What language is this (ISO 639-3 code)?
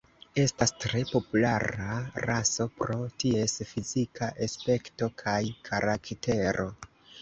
epo